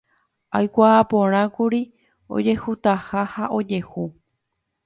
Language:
Guarani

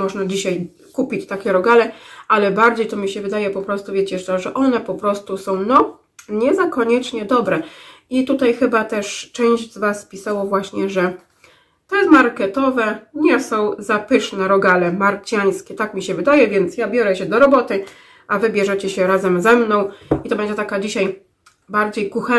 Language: Polish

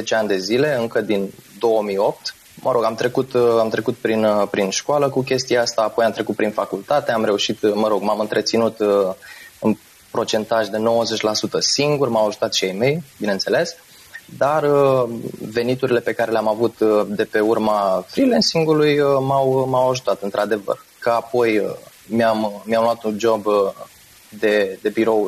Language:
Romanian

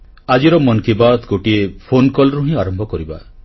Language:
Odia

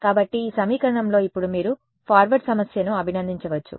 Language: Telugu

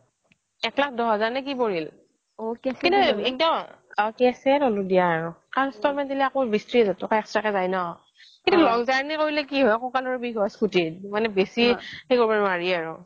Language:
Assamese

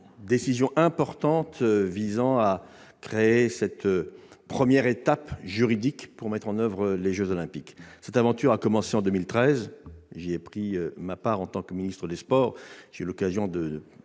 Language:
French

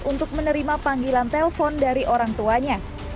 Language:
Indonesian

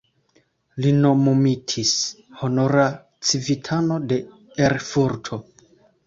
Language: Esperanto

